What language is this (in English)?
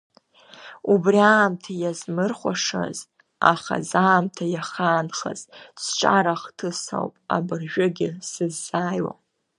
Abkhazian